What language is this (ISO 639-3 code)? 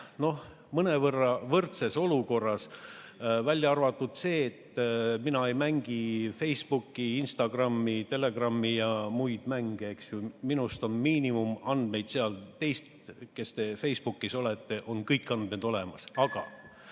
est